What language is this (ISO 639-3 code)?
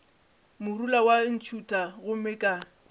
nso